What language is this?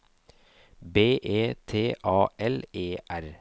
Norwegian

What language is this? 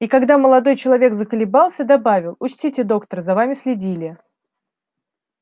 Russian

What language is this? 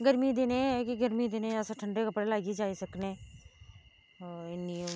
Dogri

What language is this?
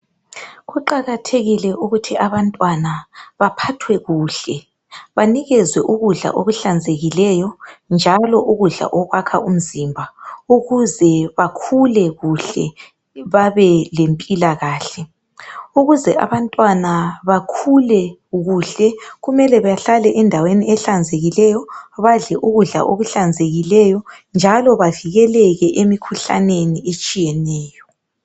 North Ndebele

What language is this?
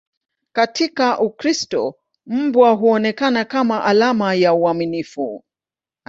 Swahili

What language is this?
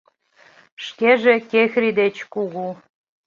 Mari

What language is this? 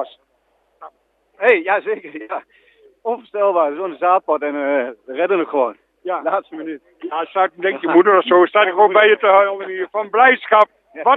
Dutch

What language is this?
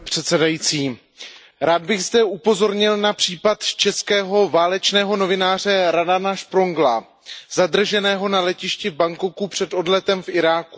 Czech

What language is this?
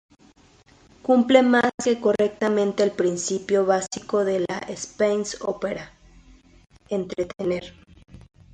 Spanish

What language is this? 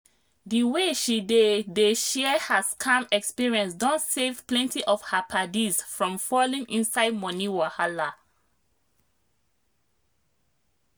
Nigerian Pidgin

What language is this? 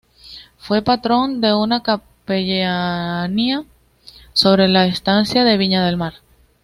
Spanish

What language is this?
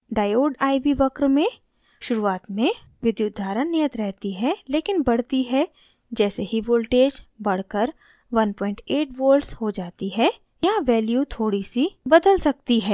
Hindi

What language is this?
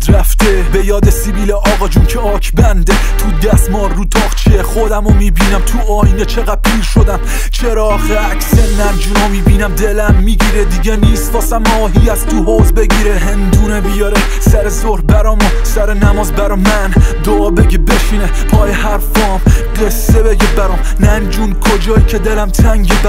Persian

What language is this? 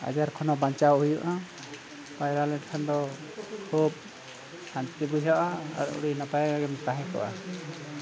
Santali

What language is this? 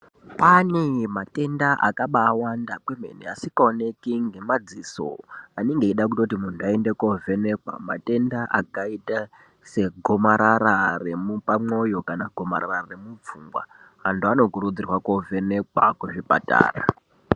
Ndau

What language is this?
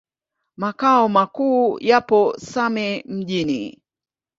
Swahili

